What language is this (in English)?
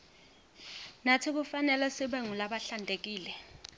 Swati